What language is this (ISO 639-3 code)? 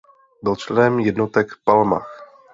ces